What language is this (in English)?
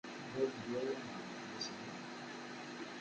Kabyle